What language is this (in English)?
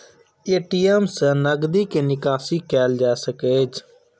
Maithili